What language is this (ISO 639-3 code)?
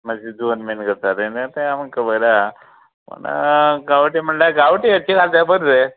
kok